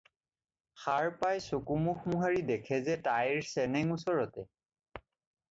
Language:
Assamese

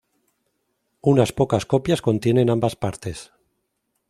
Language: Spanish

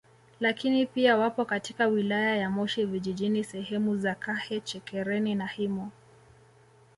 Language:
Swahili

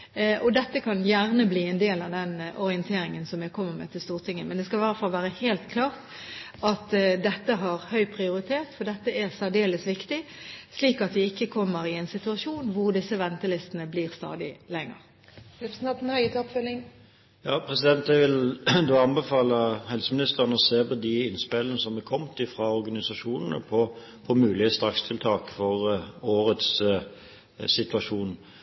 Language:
Norwegian Bokmål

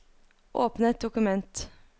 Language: Norwegian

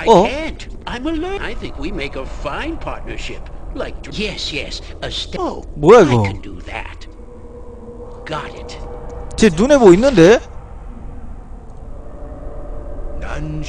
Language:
Korean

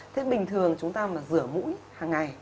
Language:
Vietnamese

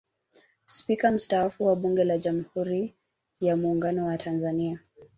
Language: Swahili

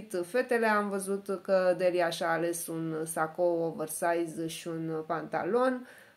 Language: Romanian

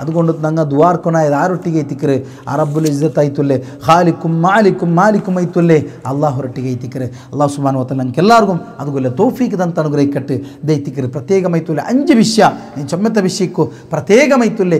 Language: Arabic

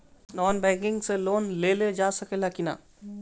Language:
Bhojpuri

